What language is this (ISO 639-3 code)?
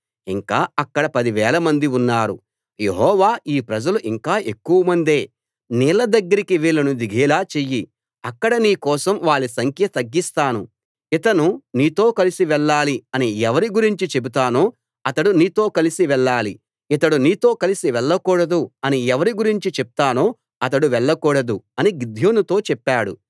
tel